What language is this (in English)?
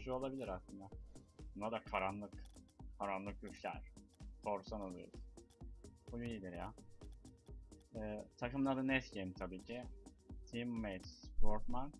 Turkish